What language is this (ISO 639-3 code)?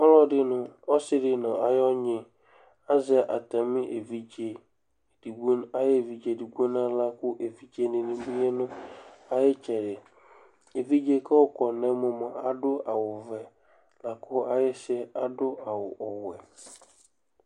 kpo